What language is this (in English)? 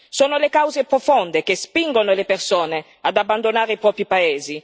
Italian